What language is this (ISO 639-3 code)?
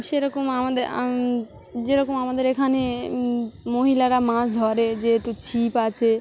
ben